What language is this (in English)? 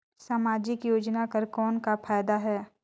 Chhattisgarhi